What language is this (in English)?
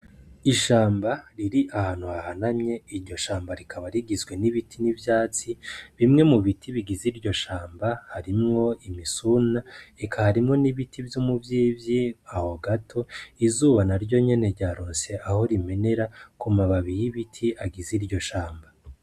Rundi